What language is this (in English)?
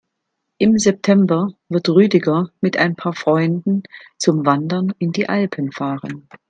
German